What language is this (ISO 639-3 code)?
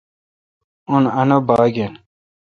xka